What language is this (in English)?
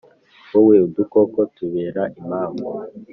Kinyarwanda